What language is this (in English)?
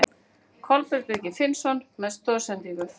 Icelandic